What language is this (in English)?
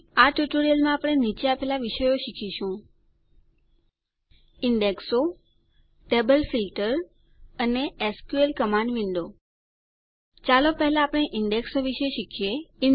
Gujarati